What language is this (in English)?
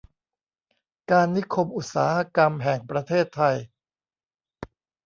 Thai